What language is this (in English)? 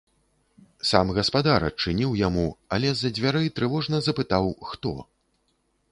Belarusian